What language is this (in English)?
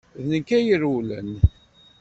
Kabyle